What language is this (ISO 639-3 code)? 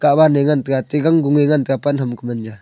nnp